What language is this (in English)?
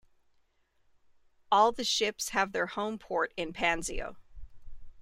English